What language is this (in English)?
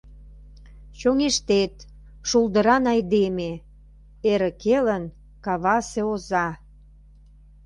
Mari